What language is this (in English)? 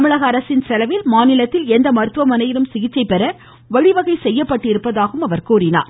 Tamil